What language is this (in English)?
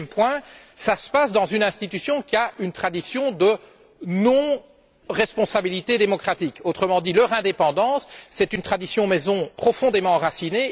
French